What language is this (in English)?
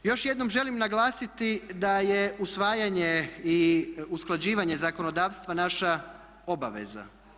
Croatian